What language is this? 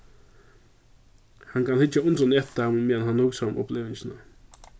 Faroese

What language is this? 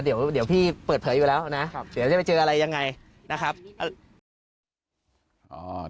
Thai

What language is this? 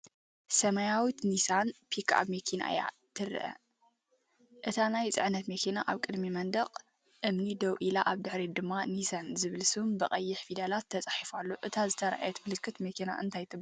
Tigrinya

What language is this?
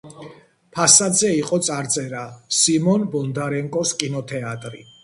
Georgian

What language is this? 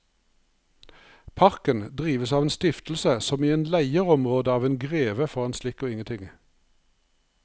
Norwegian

